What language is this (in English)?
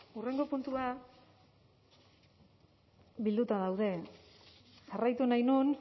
Basque